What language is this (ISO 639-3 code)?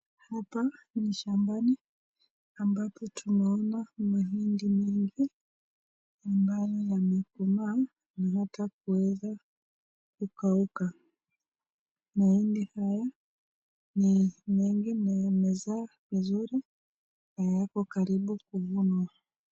swa